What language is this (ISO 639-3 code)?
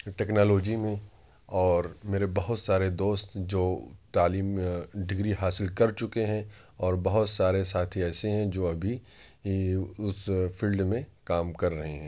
urd